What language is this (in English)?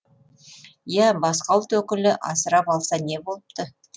Kazakh